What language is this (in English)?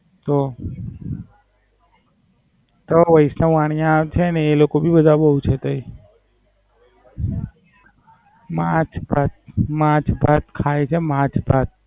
Gujarati